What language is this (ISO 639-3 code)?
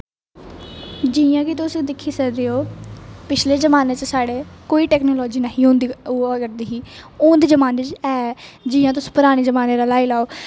doi